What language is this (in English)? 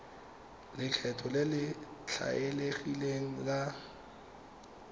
Tswana